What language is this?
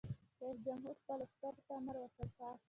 Pashto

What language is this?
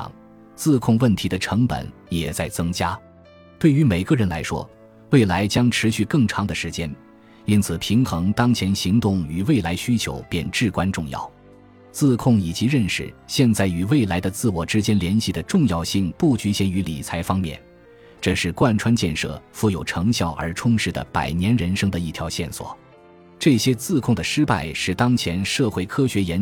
Chinese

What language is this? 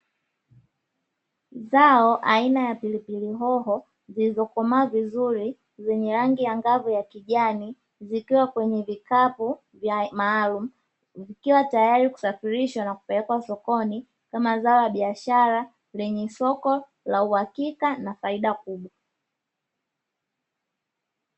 Swahili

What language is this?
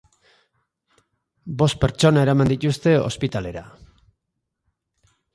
Basque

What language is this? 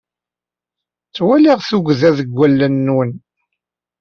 Kabyle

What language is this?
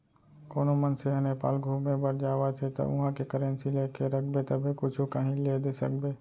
Chhattisgarhi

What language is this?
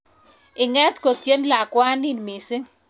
Kalenjin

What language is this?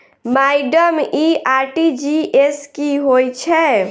Maithili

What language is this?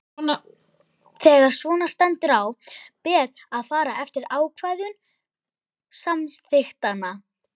Icelandic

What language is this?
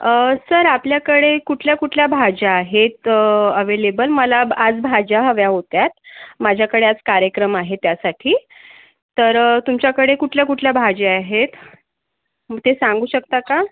Marathi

